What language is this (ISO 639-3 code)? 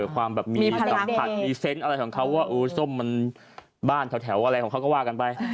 tha